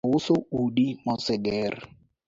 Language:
Luo (Kenya and Tanzania)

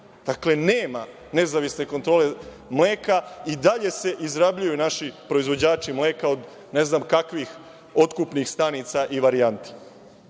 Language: Serbian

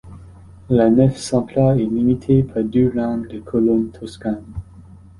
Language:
French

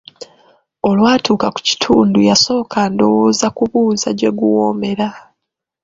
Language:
Ganda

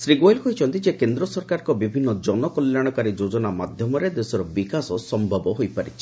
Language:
Odia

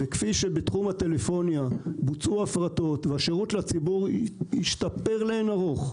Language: Hebrew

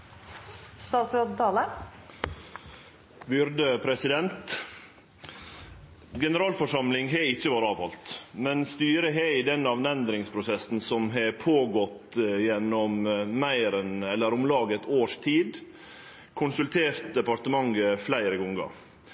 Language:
Norwegian Nynorsk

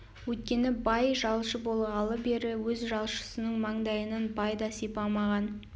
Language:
Kazakh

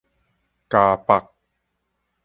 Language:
Min Nan Chinese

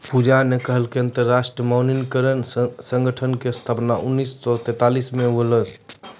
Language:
Maithili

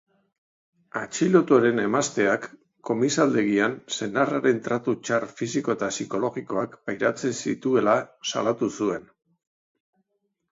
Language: Basque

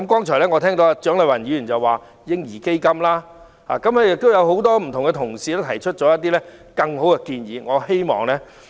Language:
Cantonese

